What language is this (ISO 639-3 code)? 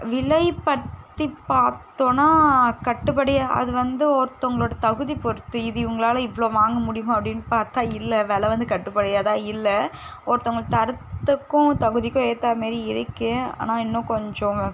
tam